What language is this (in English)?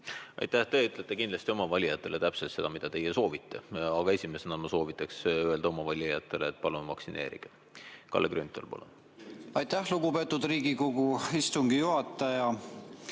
Estonian